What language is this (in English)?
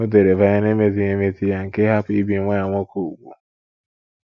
Igbo